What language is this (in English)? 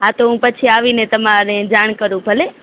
Gujarati